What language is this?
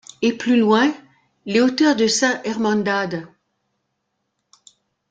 French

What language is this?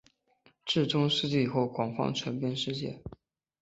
Chinese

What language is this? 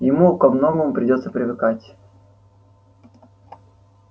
Russian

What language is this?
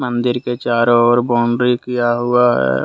Hindi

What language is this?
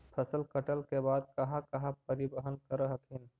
Magahi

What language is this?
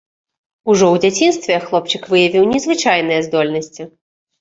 Belarusian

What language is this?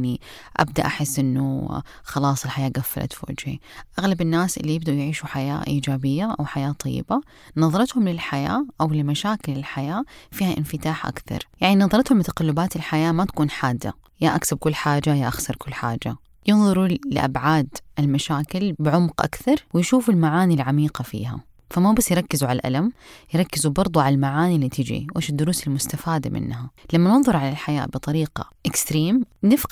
Arabic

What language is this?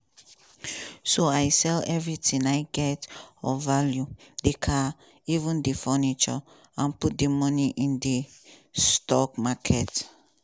Nigerian Pidgin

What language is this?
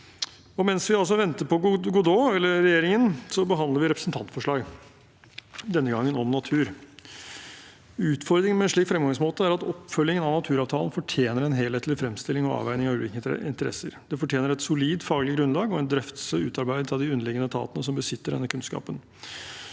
Norwegian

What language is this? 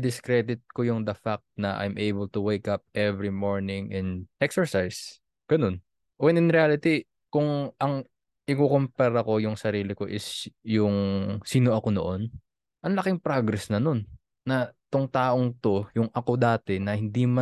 Filipino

